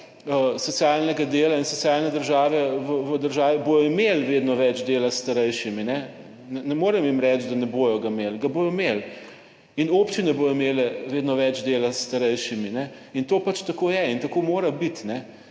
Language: Slovenian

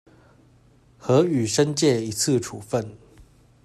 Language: Chinese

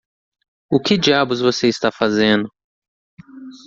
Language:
Portuguese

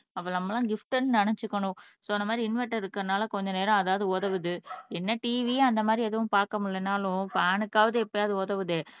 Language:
Tamil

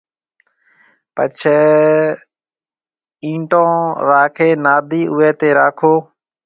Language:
Marwari (Pakistan)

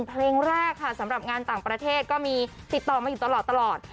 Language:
Thai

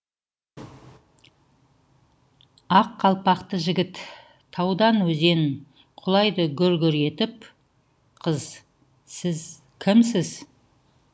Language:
Kazakh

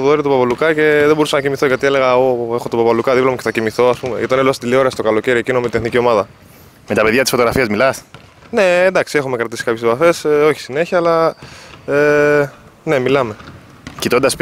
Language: Greek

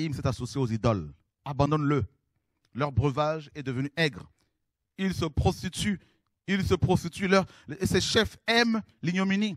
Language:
French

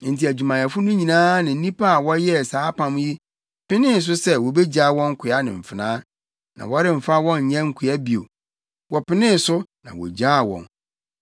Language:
Akan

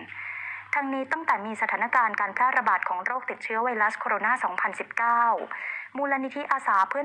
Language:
Thai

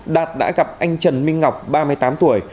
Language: Vietnamese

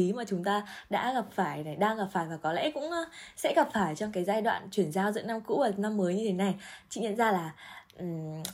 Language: Vietnamese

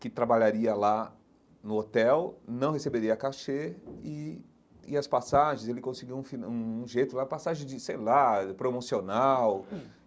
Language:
Portuguese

